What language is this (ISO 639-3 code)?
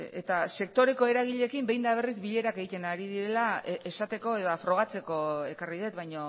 eus